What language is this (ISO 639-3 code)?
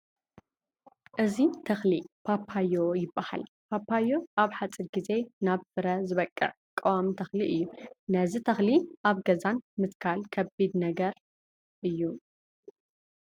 tir